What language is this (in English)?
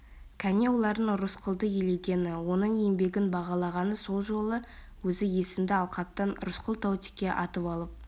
Kazakh